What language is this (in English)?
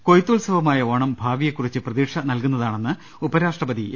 Malayalam